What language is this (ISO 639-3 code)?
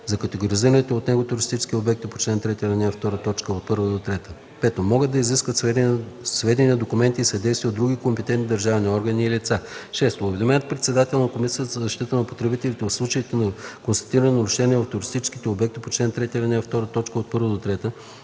bul